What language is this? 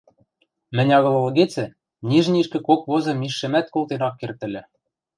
Western Mari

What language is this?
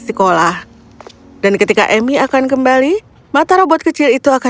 Indonesian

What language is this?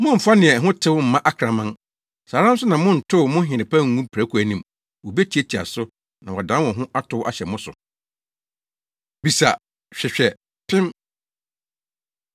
Akan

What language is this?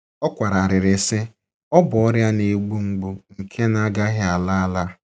Igbo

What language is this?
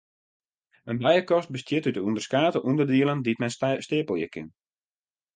Western Frisian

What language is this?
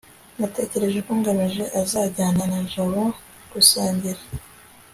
Kinyarwanda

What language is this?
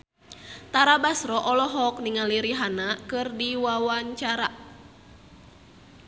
Sundanese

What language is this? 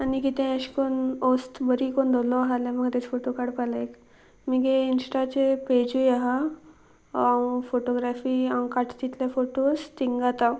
Konkani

